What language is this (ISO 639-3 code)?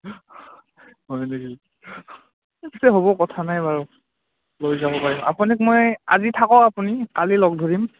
asm